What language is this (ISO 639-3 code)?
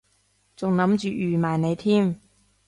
yue